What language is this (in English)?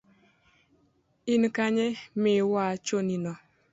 Luo (Kenya and Tanzania)